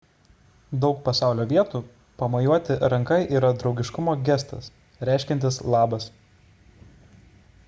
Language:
Lithuanian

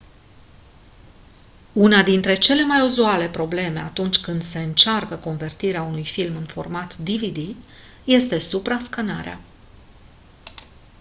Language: Romanian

